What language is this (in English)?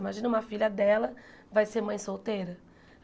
Portuguese